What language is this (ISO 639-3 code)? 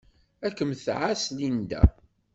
kab